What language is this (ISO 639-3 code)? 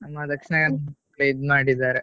kan